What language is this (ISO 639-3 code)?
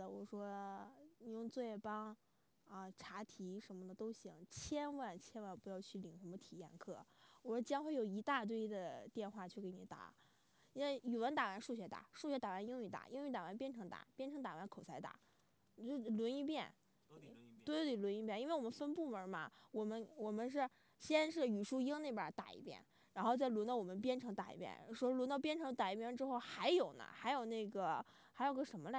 zho